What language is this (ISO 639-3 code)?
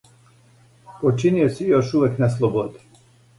srp